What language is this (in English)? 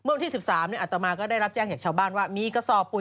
Thai